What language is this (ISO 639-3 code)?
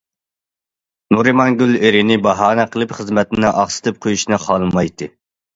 uig